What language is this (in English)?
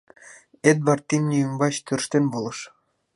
Mari